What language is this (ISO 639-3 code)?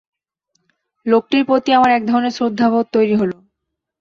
ben